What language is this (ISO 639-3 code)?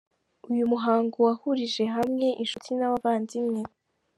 kin